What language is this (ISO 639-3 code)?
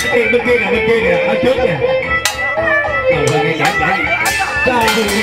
vie